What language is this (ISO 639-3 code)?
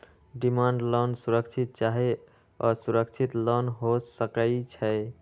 mag